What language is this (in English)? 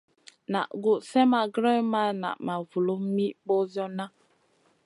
Masana